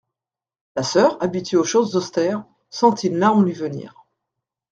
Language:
French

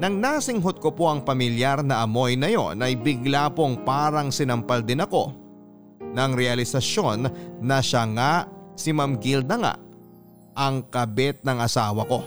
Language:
Filipino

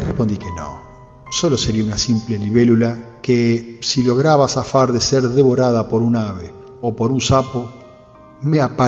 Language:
Spanish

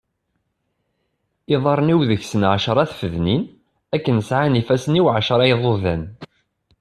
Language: Kabyle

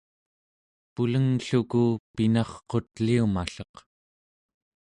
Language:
Central Yupik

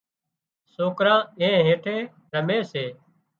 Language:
Wadiyara Koli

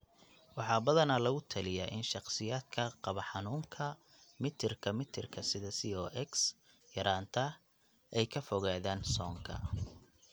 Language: Somali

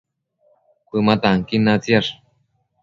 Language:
Matsés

